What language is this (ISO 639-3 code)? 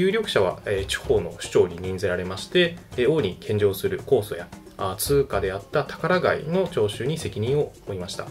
jpn